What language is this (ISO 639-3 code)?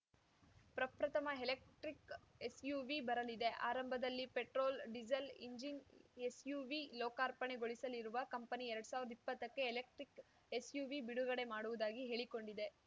kan